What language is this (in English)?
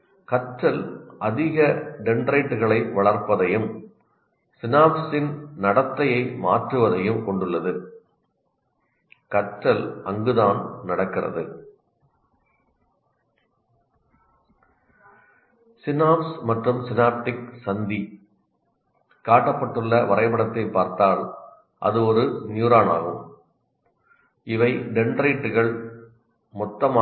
Tamil